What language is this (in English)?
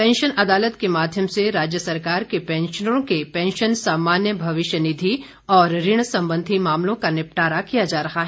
Hindi